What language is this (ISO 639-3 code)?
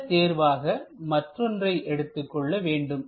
tam